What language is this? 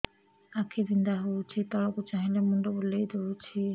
Odia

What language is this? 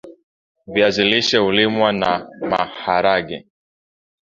Swahili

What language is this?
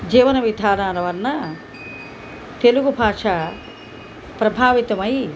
Telugu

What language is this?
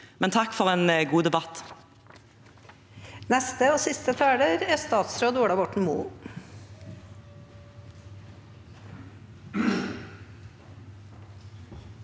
Norwegian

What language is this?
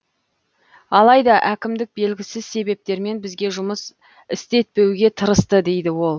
Kazakh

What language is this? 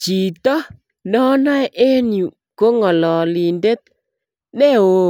Kalenjin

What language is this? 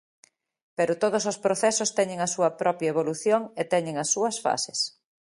Galician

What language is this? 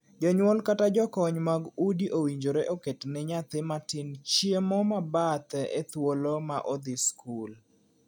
Luo (Kenya and Tanzania)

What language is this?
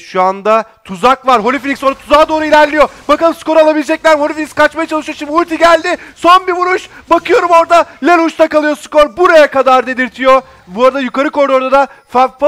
Turkish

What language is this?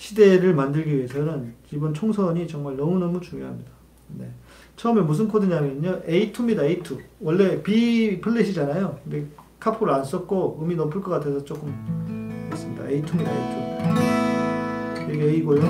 Korean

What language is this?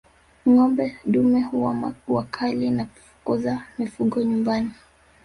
Swahili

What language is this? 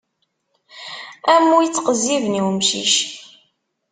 Kabyle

